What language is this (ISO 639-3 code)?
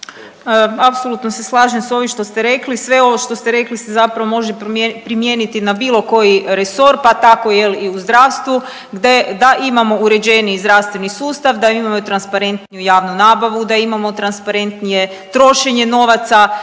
hrv